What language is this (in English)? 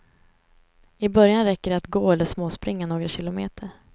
Swedish